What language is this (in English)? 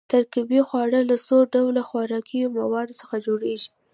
Pashto